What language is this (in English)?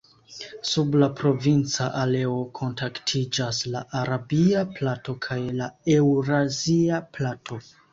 Esperanto